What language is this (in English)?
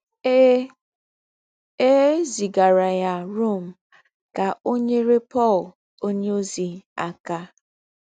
Igbo